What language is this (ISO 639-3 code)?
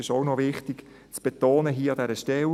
gsw